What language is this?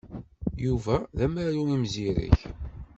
Kabyle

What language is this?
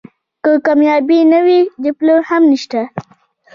Pashto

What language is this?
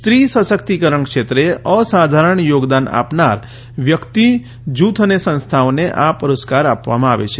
Gujarati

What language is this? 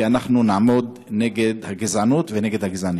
Hebrew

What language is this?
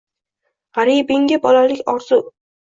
Uzbek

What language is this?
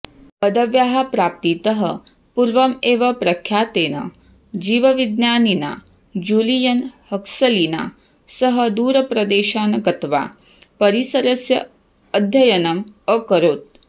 Sanskrit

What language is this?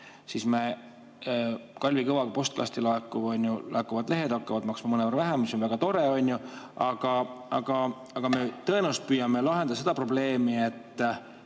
Estonian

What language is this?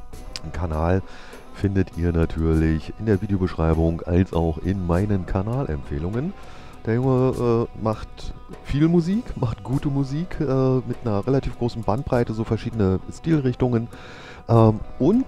German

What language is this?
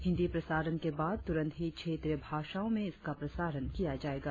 Hindi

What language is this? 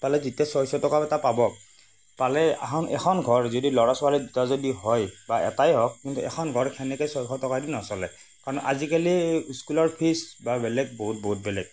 Assamese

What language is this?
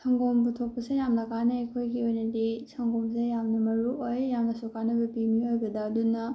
Manipuri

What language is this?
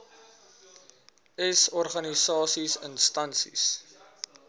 Afrikaans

